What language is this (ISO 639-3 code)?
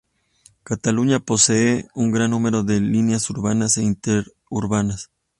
spa